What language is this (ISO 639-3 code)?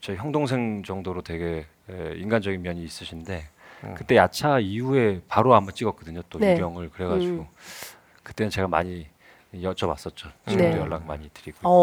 kor